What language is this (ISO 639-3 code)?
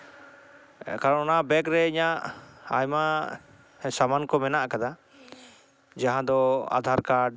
sat